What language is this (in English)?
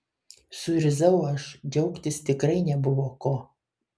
Lithuanian